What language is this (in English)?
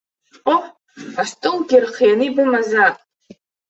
Abkhazian